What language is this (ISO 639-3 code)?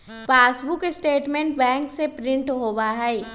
mag